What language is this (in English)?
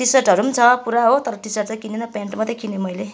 Nepali